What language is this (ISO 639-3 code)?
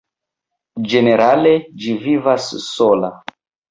epo